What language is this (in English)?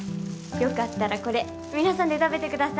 Japanese